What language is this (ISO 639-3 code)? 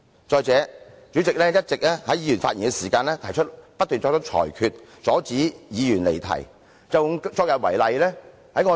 yue